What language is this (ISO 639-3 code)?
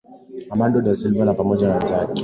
swa